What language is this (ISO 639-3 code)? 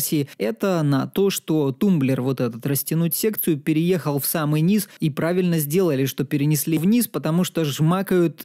rus